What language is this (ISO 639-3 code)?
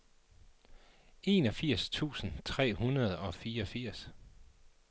dan